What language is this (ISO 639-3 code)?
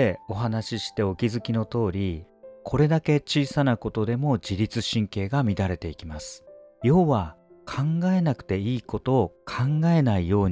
jpn